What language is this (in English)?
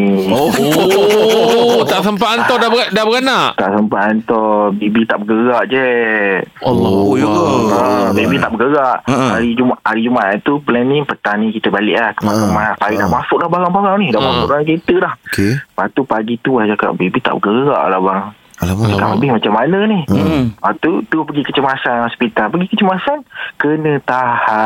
Malay